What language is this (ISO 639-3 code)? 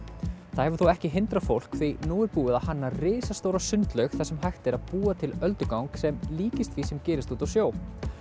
isl